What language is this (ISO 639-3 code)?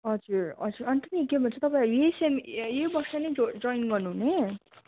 nep